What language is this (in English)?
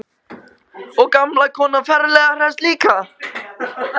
Icelandic